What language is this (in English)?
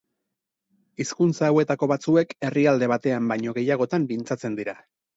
Basque